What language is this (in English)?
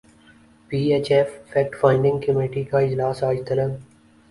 Urdu